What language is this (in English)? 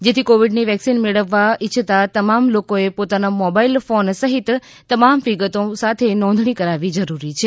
Gujarati